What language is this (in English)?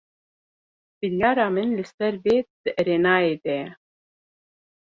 Kurdish